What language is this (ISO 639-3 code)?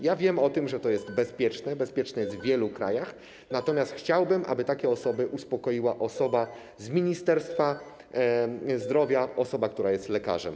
pol